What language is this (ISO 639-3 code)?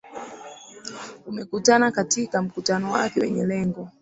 swa